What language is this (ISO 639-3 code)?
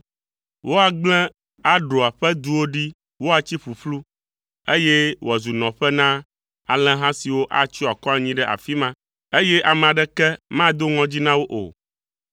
ewe